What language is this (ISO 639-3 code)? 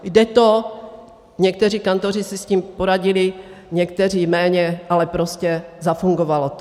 ces